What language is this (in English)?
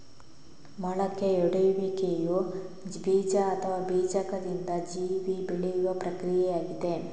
Kannada